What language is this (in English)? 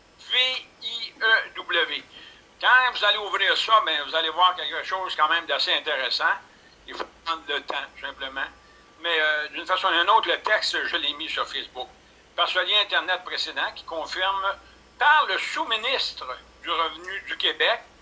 French